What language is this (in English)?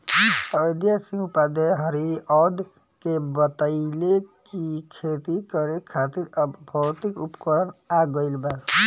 Bhojpuri